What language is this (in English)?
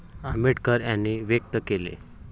Marathi